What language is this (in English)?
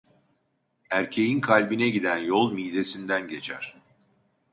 Turkish